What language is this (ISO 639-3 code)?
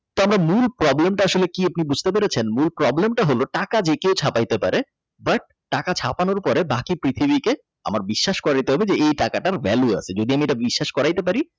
ben